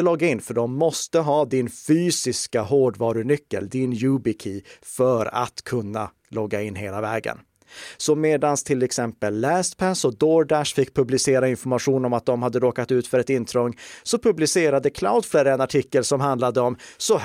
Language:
Swedish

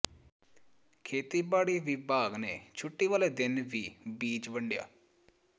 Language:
Punjabi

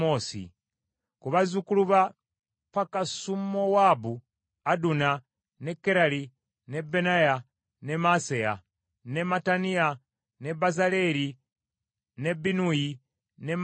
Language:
Ganda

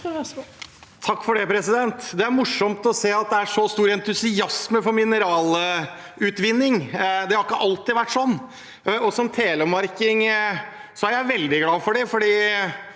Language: Norwegian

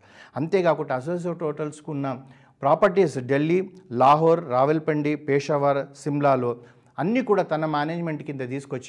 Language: Telugu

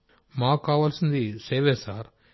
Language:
Telugu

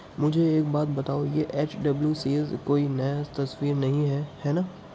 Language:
Urdu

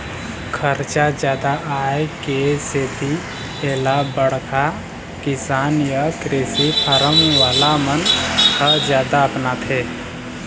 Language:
Chhattisgarhi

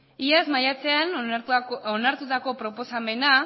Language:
Basque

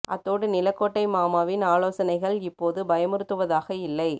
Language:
Tamil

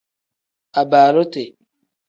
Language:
Tem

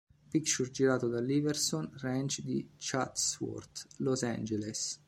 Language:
Italian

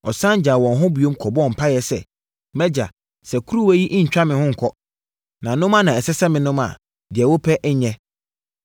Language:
Akan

